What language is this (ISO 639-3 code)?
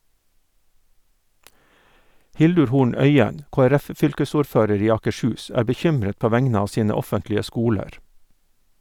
nor